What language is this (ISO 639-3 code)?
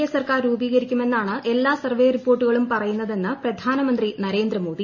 mal